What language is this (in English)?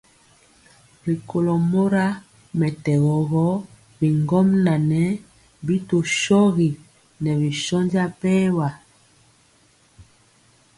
Mpiemo